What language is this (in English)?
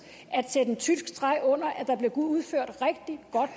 Danish